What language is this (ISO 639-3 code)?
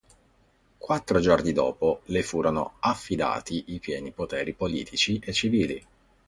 ita